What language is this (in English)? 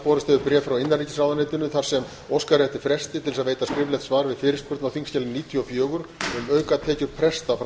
Icelandic